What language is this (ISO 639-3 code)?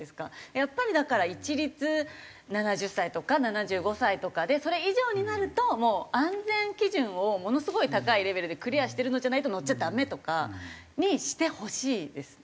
jpn